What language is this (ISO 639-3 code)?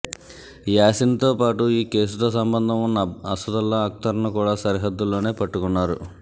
tel